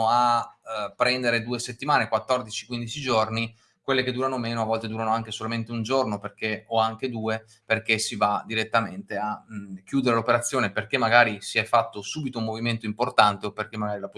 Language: Italian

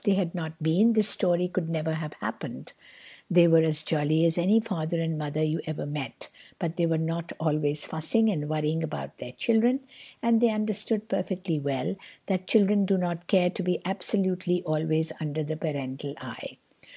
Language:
English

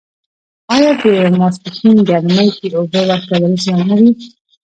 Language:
Pashto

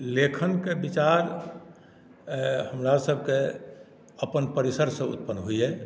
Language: Maithili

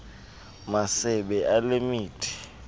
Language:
Xhosa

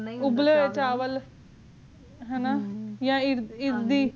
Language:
Punjabi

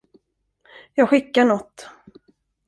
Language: Swedish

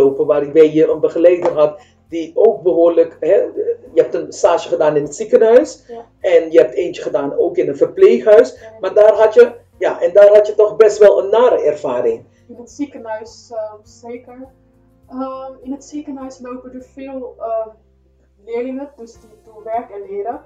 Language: Dutch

